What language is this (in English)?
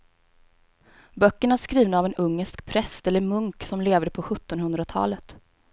Swedish